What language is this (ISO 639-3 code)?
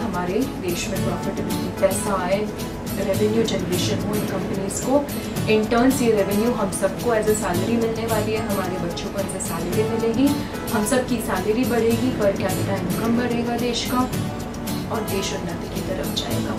hin